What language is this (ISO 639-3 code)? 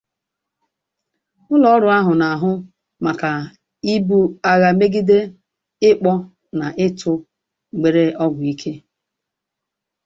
ibo